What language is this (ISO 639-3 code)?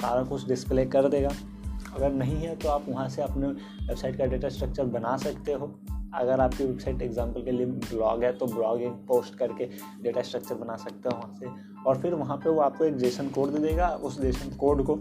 hin